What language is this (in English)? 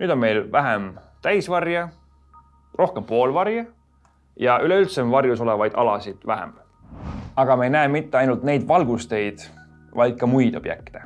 Estonian